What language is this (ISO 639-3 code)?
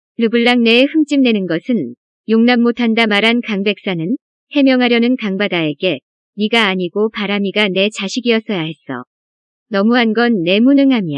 kor